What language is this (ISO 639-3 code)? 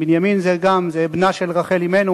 heb